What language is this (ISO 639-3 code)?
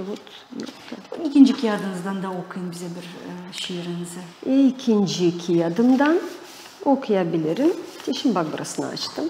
tur